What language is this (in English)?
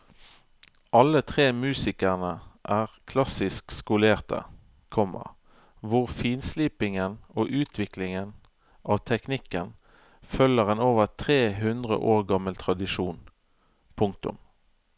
Norwegian